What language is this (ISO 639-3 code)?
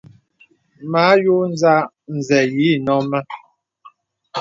beb